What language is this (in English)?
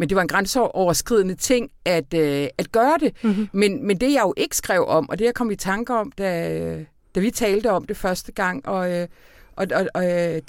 Danish